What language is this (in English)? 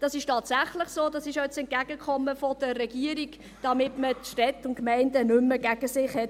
Swiss German